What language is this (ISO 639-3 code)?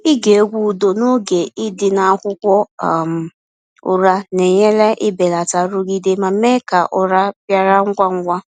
ibo